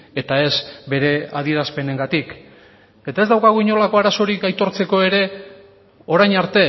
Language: Basque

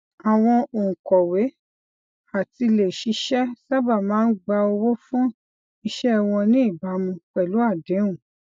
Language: Yoruba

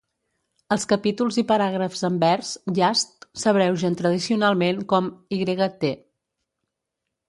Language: Catalan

